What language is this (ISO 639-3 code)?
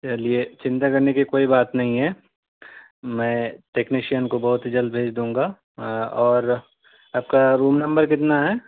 urd